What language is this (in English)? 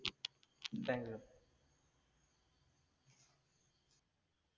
Malayalam